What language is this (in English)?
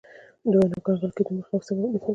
Pashto